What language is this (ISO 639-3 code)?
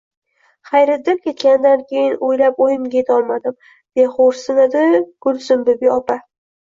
uzb